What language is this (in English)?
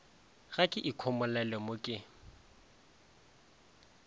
Northern Sotho